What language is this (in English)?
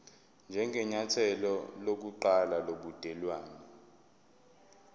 Zulu